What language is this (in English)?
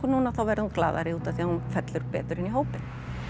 Icelandic